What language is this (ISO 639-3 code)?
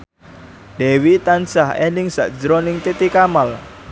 jav